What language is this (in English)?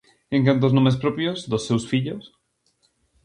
Galician